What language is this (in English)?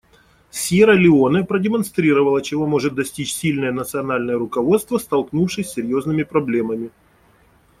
Russian